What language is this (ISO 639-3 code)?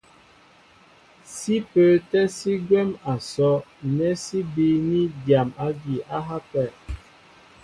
mbo